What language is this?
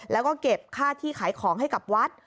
Thai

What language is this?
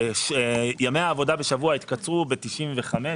Hebrew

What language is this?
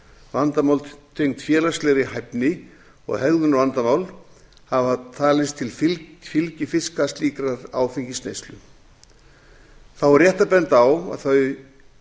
Icelandic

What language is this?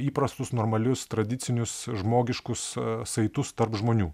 Lithuanian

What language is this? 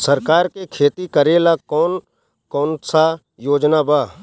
Bhojpuri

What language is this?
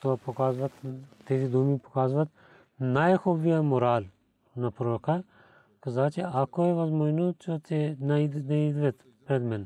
Bulgarian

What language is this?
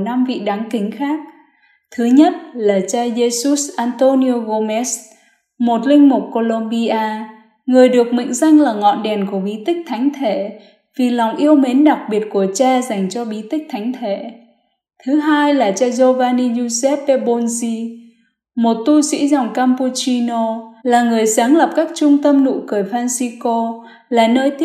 Vietnamese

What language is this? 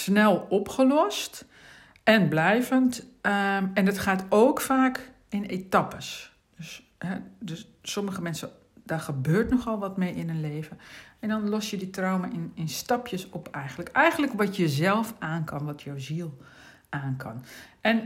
Dutch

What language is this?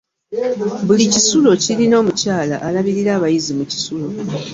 Ganda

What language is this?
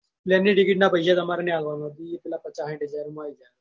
Gujarati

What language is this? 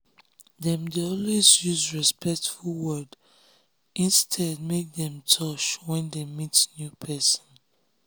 Nigerian Pidgin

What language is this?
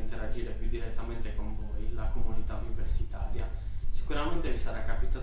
Italian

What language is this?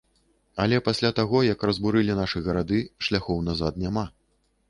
Belarusian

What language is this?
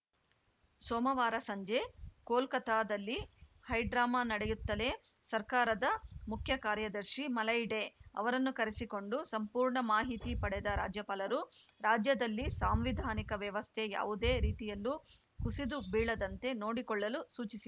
Kannada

